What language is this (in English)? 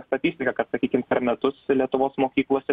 Lithuanian